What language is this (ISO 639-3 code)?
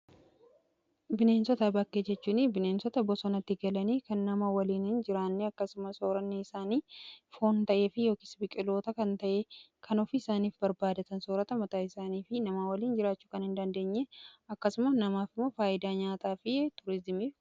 orm